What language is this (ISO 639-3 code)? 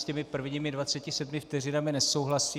ces